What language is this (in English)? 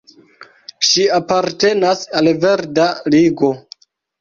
Esperanto